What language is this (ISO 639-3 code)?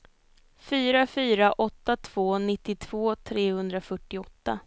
swe